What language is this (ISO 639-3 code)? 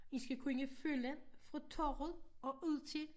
dan